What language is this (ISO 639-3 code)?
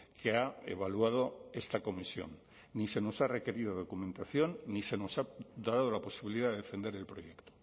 spa